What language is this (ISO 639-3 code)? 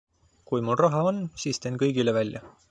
est